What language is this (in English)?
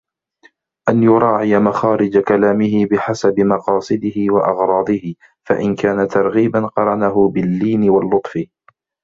Arabic